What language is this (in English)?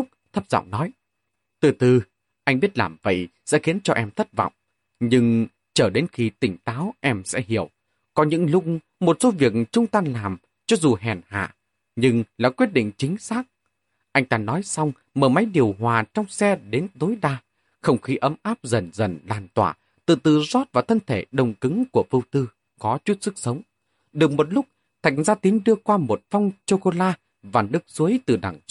Vietnamese